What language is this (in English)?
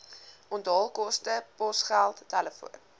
Afrikaans